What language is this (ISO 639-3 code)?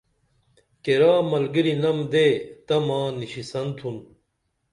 dml